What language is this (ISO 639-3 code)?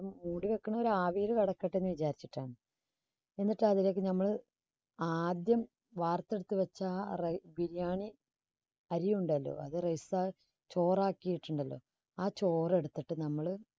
mal